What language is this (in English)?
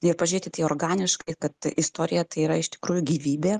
Lithuanian